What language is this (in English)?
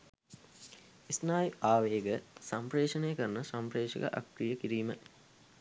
Sinhala